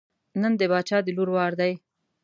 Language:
Pashto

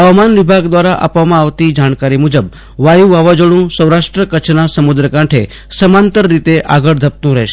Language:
Gujarati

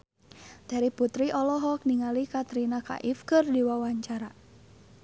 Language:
Sundanese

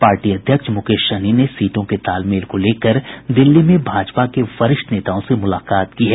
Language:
Hindi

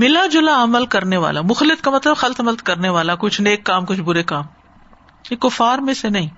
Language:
Urdu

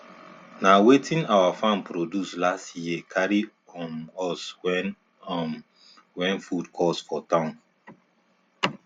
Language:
Nigerian Pidgin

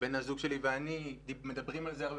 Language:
Hebrew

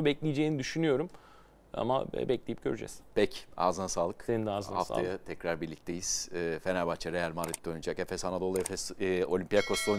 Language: Turkish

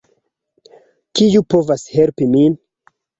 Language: Esperanto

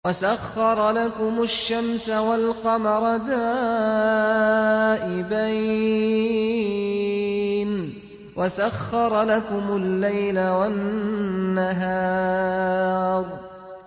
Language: Arabic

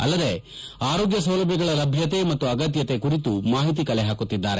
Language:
Kannada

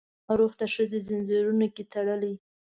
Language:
Pashto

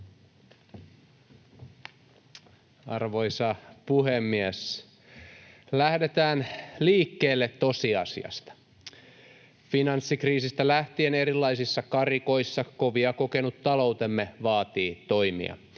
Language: Finnish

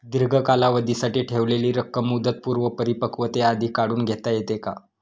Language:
Marathi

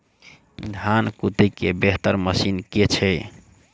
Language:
Maithili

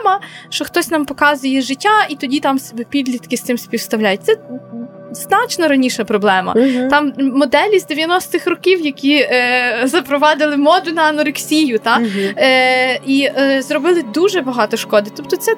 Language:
Ukrainian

